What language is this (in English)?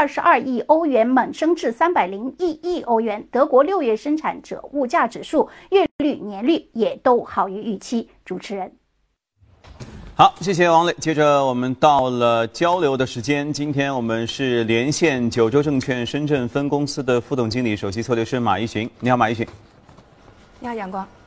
Chinese